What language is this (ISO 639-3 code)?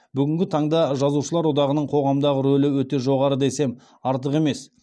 kaz